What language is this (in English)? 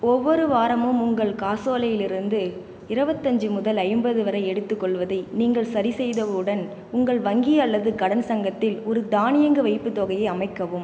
Tamil